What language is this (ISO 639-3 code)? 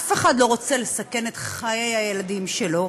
heb